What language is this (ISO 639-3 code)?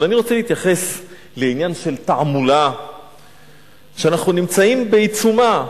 heb